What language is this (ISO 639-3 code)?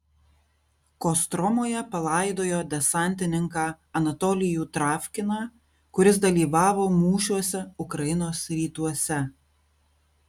lit